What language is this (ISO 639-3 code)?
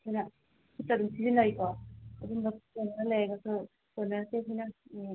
mni